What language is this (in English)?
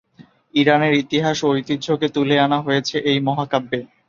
Bangla